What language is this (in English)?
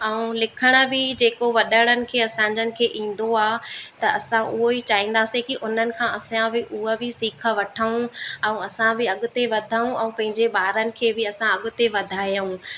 Sindhi